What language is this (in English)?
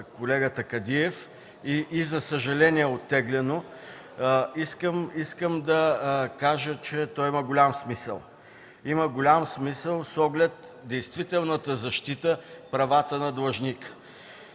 Bulgarian